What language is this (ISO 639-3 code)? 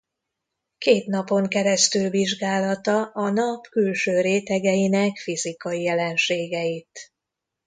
hun